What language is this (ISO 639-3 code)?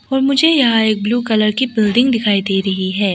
hin